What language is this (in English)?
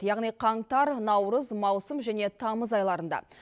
Kazakh